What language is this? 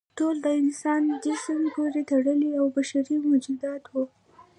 Pashto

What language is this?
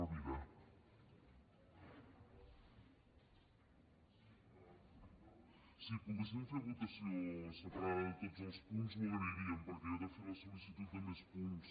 Catalan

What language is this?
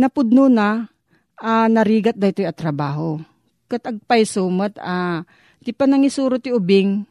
Filipino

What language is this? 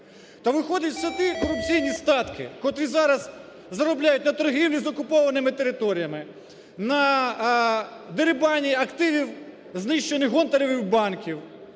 Ukrainian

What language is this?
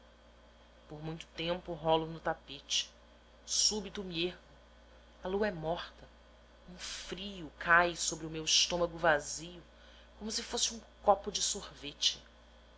Portuguese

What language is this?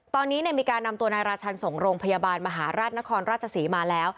Thai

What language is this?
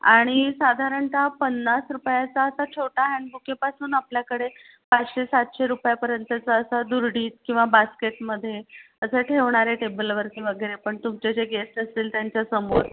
Marathi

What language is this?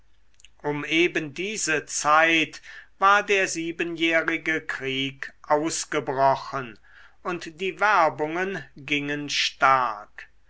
German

